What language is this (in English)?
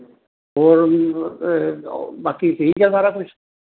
Punjabi